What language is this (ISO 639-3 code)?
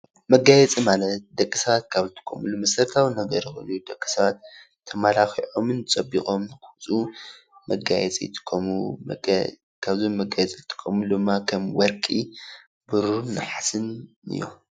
tir